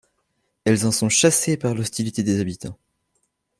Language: French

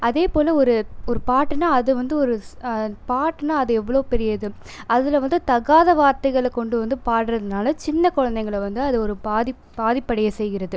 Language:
Tamil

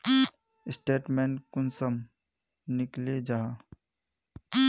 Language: Magahi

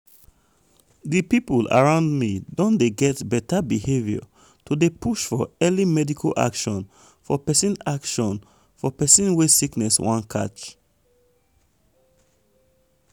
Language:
Nigerian Pidgin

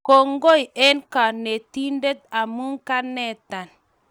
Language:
Kalenjin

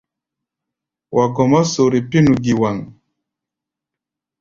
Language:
Gbaya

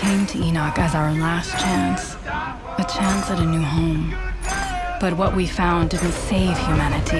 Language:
English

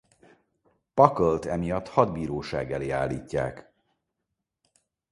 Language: Hungarian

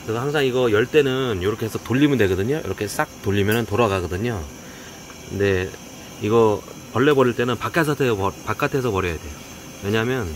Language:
Korean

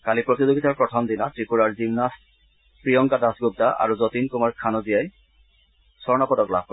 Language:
Assamese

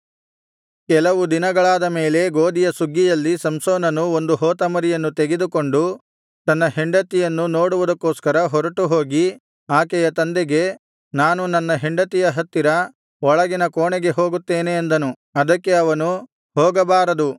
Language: Kannada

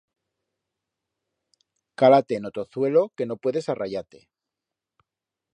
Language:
Aragonese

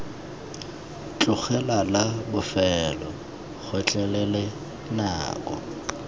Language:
Tswana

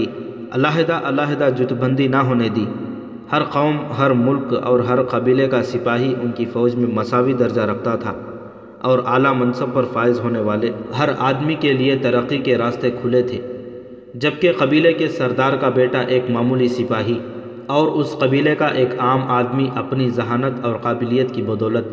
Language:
Urdu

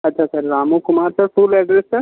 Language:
Hindi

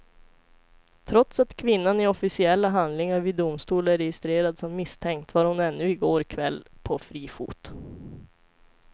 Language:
Swedish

